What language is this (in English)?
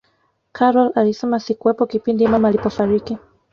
Swahili